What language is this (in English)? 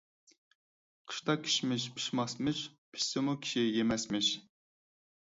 Uyghur